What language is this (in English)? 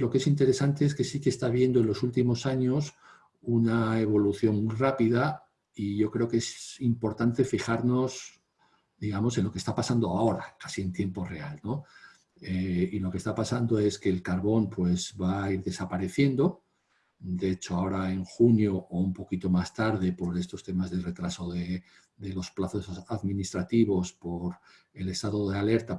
Spanish